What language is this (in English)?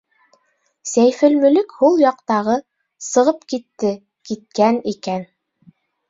Bashkir